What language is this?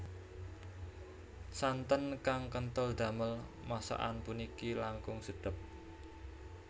Javanese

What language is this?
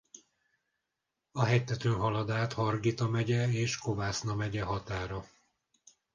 Hungarian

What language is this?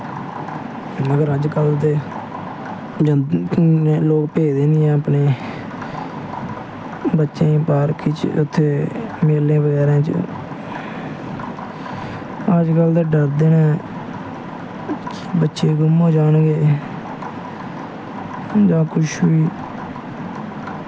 Dogri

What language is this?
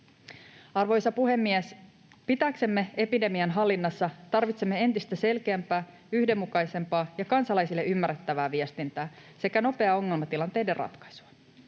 Finnish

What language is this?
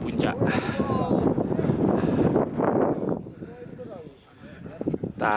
Indonesian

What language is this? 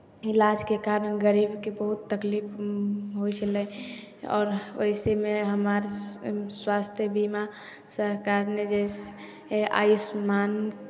Maithili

